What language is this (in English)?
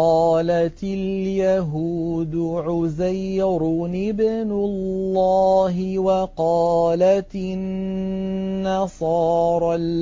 Arabic